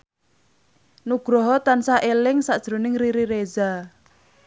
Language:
Javanese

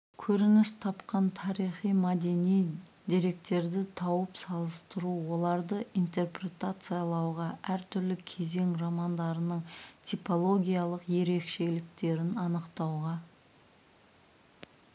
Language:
Kazakh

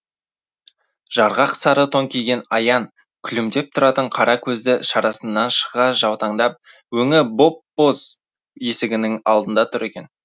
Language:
Kazakh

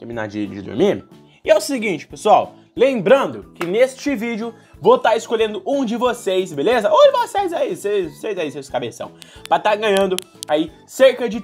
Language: Portuguese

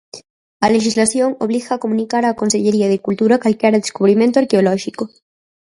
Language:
Galician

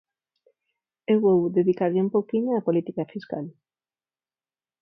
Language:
Galician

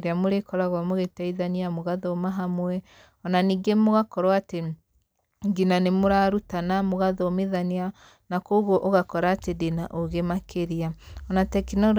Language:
Kikuyu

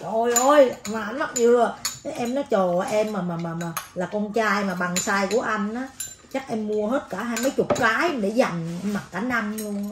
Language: Vietnamese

